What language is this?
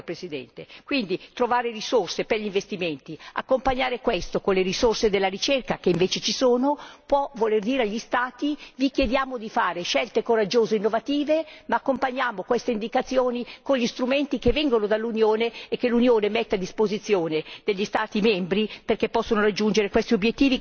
Italian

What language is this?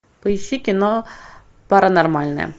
Russian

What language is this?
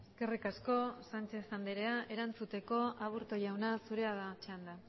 Basque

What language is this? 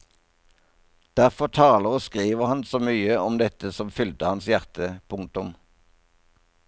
Norwegian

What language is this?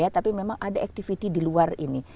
Indonesian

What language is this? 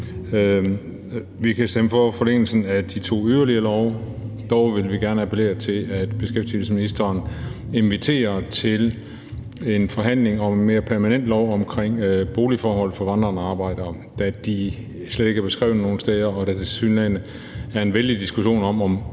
Danish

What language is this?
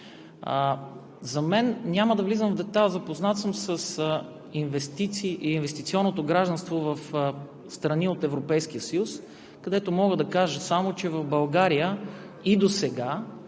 Bulgarian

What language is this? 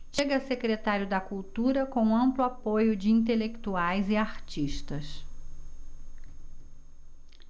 Portuguese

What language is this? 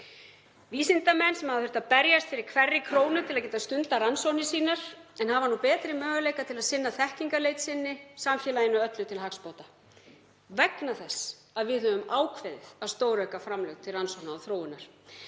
Icelandic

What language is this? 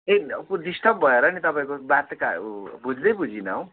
Nepali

